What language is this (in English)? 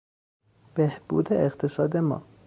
Persian